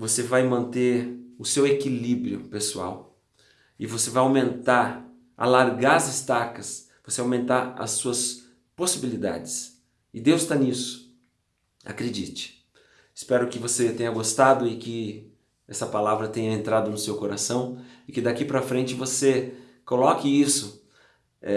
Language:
Portuguese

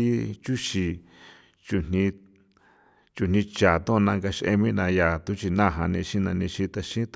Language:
San Felipe Otlaltepec Popoloca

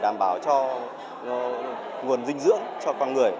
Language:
Vietnamese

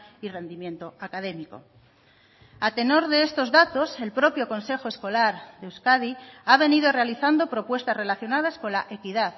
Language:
Spanish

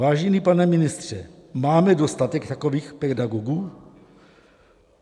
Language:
Czech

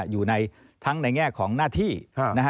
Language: Thai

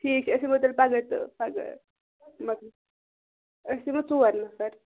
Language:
Kashmiri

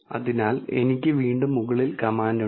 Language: Malayalam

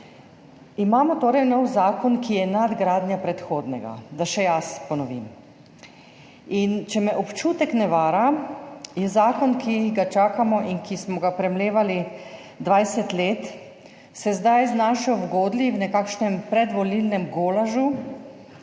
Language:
Slovenian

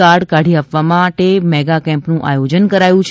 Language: Gujarati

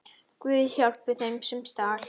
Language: Icelandic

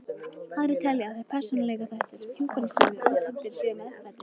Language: Icelandic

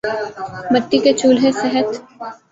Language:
Urdu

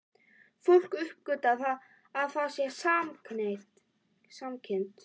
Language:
Icelandic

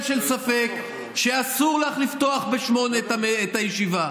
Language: Hebrew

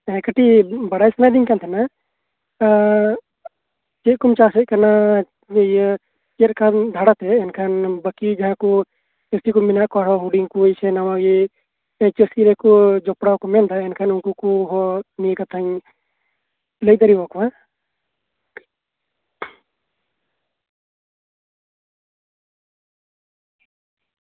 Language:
Santali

